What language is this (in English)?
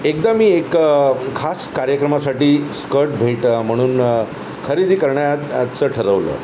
Marathi